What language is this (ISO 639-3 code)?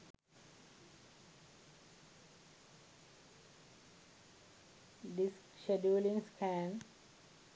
sin